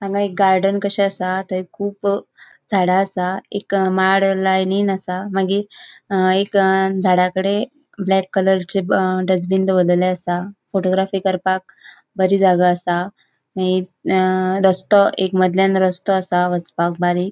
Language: Konkani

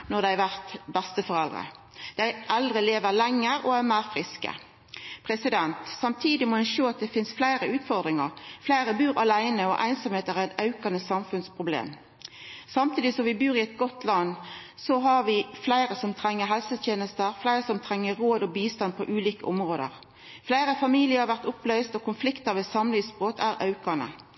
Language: Norwegian Nynorsk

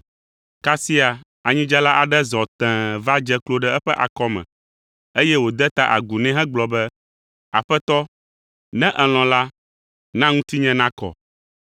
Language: Ewe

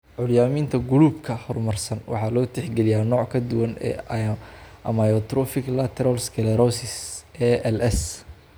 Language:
Somali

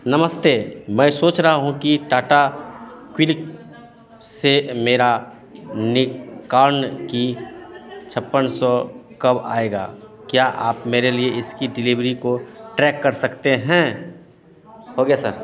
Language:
Hindi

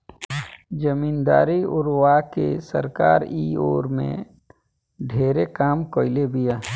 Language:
Bhojpuri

